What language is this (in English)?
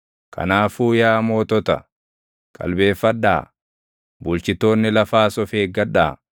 Oromo